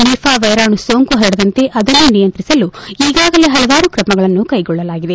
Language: Kannada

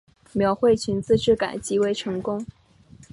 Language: Chinese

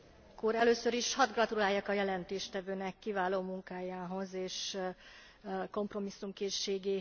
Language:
Hungarian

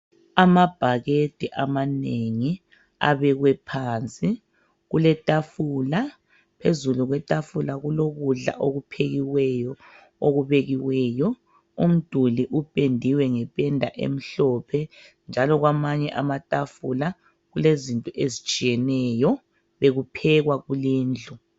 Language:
North Ndebele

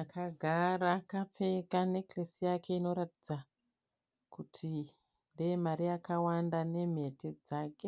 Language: Shona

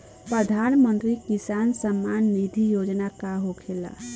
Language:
Bhojpuri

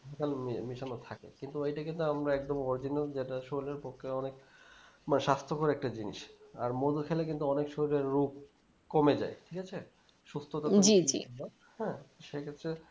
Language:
Bangla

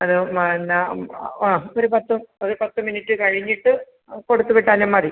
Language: Malayalam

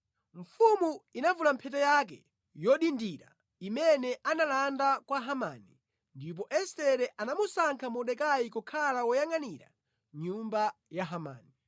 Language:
Nyanja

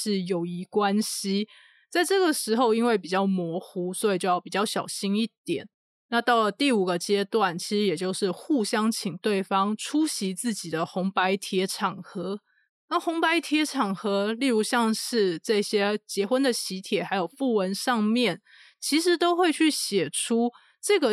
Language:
Chinese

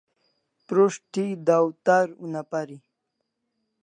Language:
Kalasha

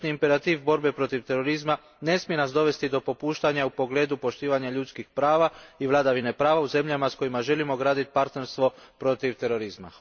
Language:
Croatian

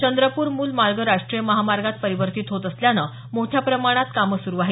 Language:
Marathi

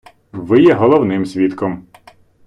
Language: Ukrainian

